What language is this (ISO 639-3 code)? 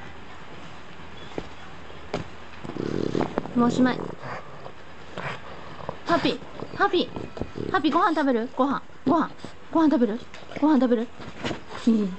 jpn